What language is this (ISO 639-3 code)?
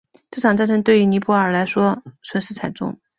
zho